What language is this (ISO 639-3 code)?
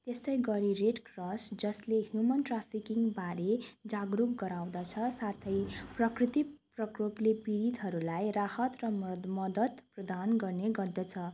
nep